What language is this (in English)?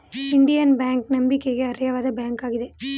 Kannada